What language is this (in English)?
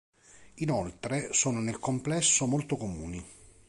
Italian